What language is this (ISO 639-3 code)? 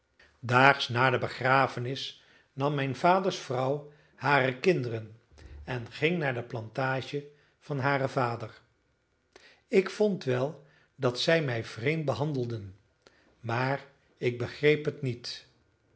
nld